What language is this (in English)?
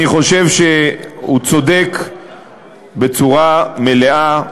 Hebrew